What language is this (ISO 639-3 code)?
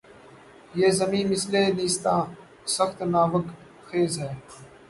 urd